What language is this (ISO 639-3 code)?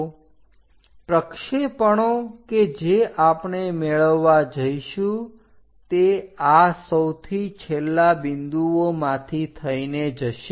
guj